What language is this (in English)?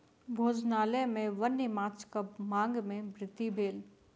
Maithili